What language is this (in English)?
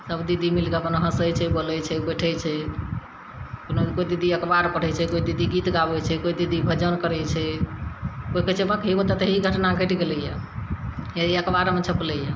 Maithili